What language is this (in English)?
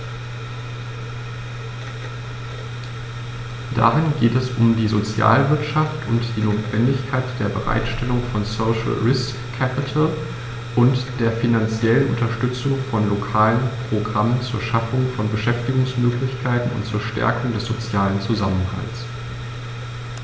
German